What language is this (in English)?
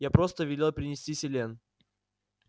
Russian